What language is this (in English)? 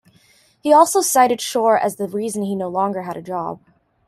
English